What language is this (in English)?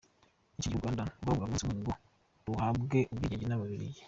Kinyarwanda